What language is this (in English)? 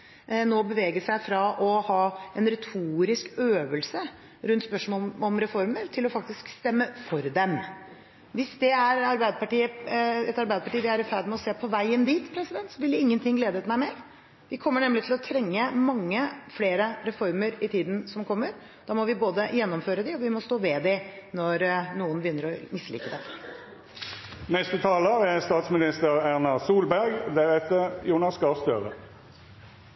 Norwegian